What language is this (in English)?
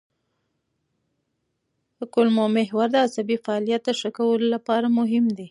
Pashto